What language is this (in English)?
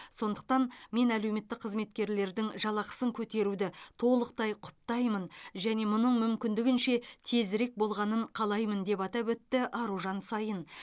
Kazakh